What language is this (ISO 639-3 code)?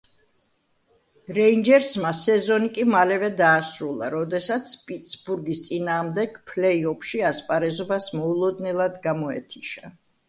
kat